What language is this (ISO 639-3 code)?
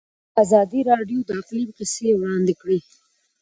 pus